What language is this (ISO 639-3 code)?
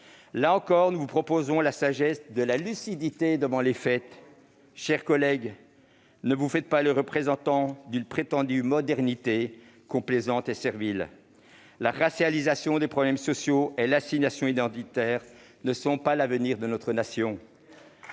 fra